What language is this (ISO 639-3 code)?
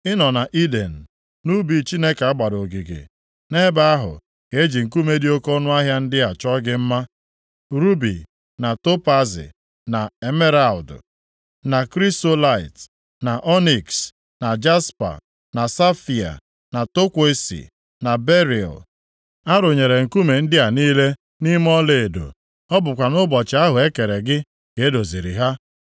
ibo